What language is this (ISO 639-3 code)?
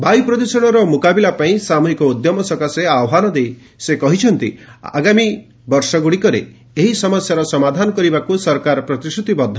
ori